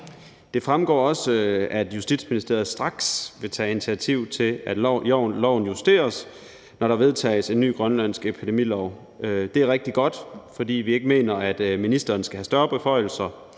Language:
Danish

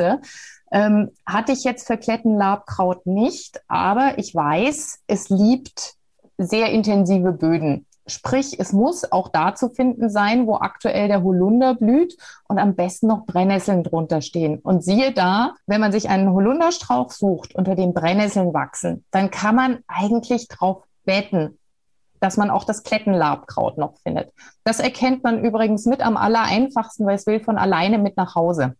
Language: German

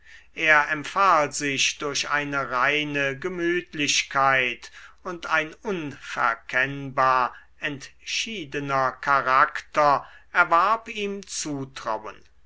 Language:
German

